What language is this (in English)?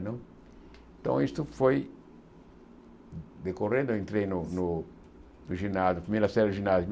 Portuguese